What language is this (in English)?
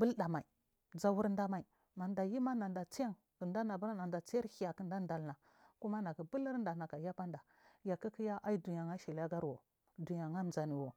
Marghi South